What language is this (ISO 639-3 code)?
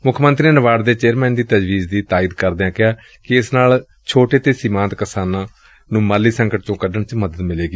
pan